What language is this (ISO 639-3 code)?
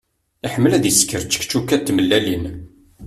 kab